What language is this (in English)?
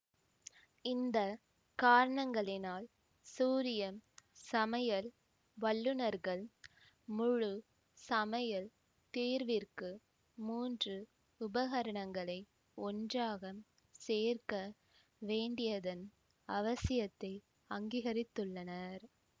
Tamil